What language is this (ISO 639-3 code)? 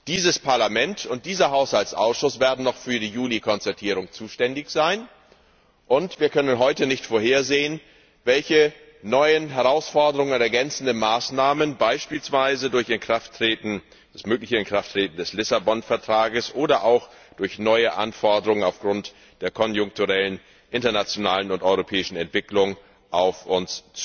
deu